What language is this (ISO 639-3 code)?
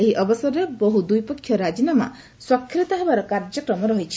ori